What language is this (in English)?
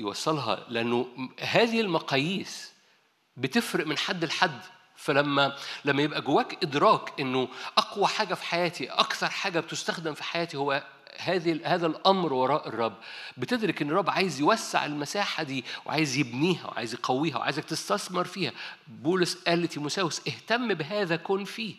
Arabic